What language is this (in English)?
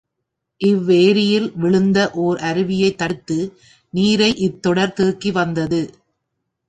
Tamil